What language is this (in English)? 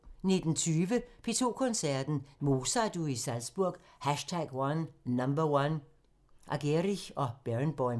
Danish